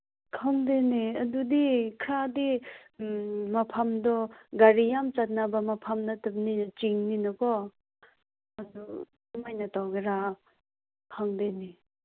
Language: Manipuri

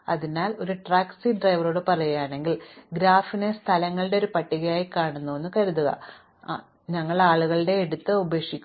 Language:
Malayalam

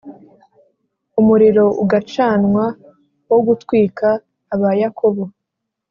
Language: Kinyarwanda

